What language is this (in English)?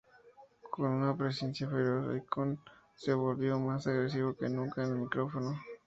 Spanish